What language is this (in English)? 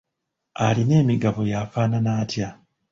Ganda